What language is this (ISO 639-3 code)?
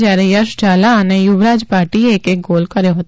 guj